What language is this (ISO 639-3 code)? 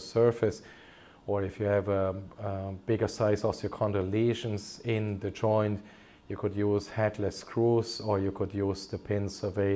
eng